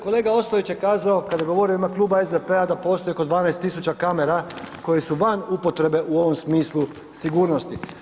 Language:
Croatian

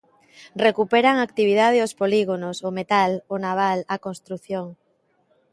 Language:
Galician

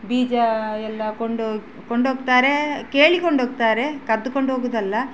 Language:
Kannada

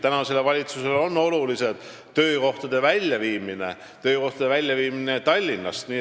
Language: Estonian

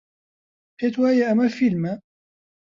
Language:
Central Kurdish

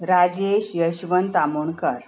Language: Konkani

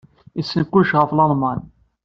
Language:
Kabyle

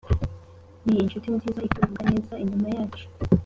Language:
Kinyarwanda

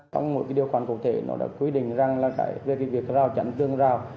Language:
Vietnamese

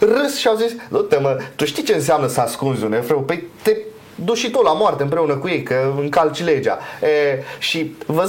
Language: Romanian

